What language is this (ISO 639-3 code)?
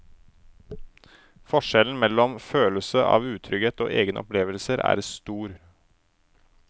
nor